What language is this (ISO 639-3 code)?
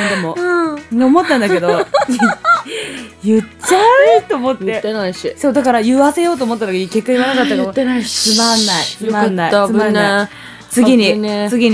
jpn